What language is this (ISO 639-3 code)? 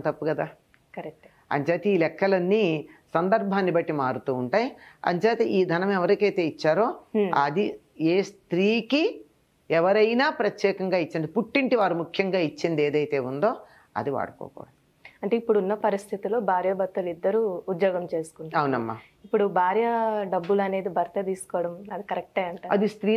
tel